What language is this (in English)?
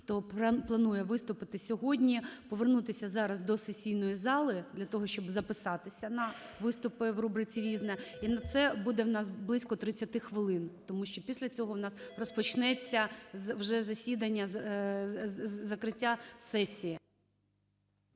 Ukrainian